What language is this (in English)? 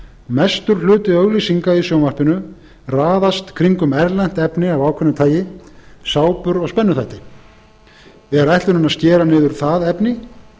Icelandic